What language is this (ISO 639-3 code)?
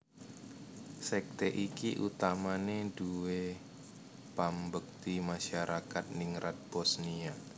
jav